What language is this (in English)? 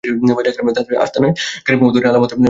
Bangla